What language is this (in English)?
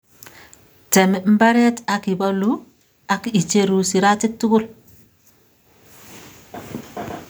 Kalenjin